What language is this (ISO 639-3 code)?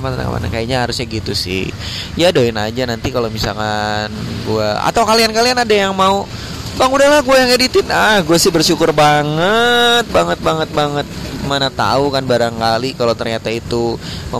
ind